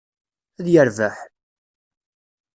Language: Kabyle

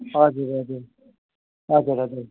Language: Nepali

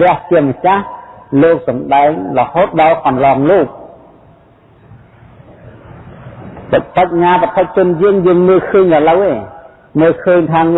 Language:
Vietnamese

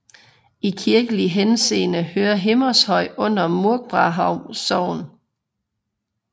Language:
Danish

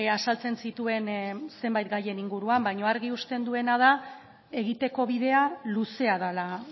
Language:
Basque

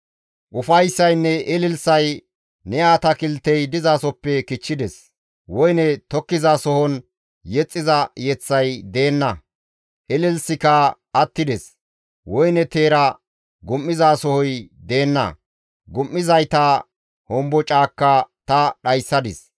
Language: Gamo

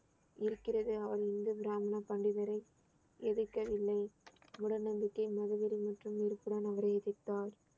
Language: Tamil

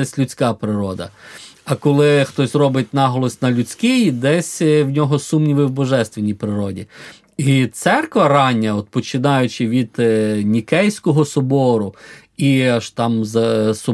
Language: Ukrainian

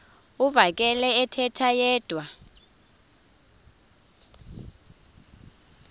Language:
Xhosa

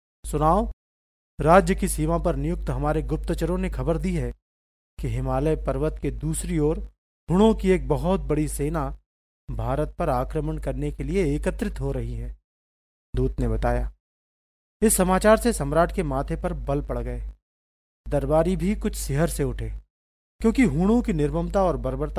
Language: Hindi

